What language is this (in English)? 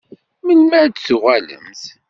Kabyle